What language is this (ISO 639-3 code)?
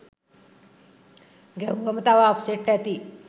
sin